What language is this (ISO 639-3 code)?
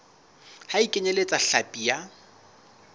sot